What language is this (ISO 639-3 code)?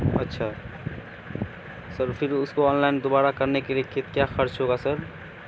urd